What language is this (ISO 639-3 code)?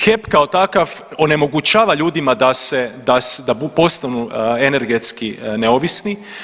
hrv